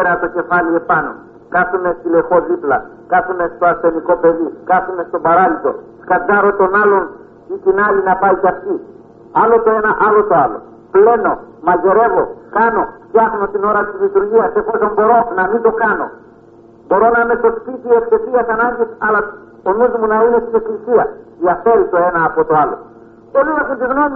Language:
Greek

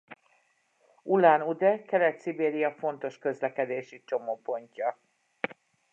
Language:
Hungarian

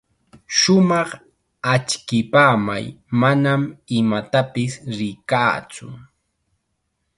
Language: Chiquián Ancash Quechua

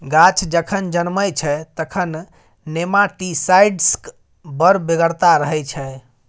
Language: Maithili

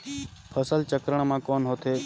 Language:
Chhattisgarhi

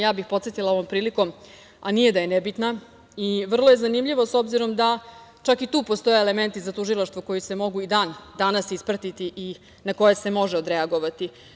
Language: Serbian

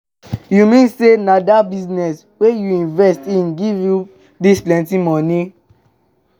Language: Nigerian Pidgin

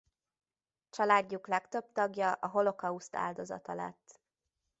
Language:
Hungarian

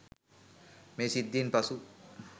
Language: Sinhala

